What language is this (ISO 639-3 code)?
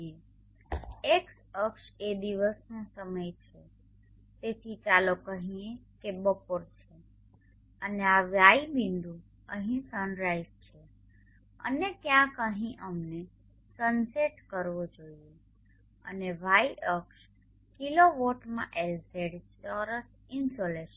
guj